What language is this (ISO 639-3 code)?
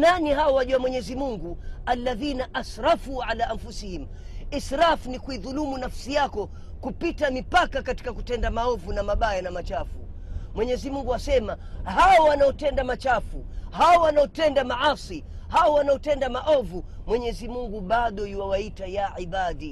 swa